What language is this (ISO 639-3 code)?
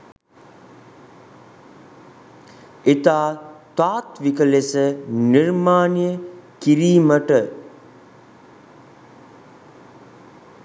sin